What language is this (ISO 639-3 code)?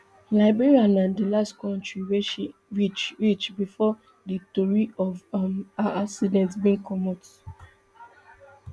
pcm